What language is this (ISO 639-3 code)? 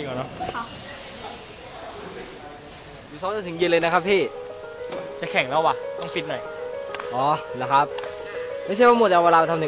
tha